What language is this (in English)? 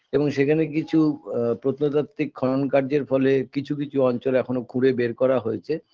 Bangla